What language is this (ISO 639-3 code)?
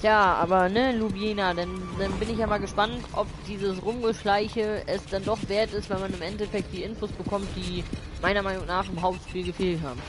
deu